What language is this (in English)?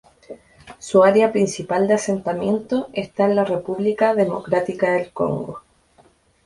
Spanish